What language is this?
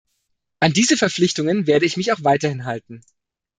German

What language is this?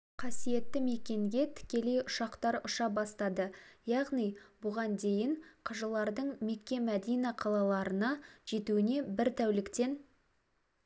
Kazakh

